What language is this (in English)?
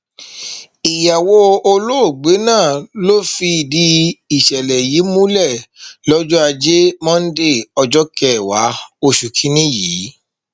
Yoruba